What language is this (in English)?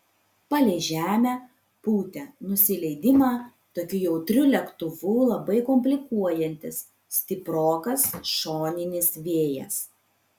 Lithuanian